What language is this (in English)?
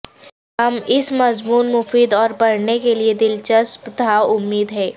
Urdu